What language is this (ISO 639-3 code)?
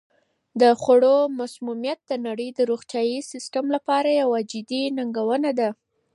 pus